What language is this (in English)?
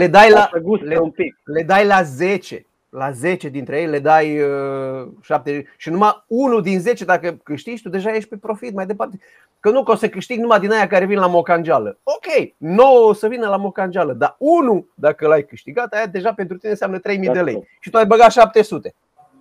Romanian